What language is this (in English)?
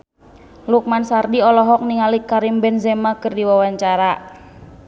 Sundanese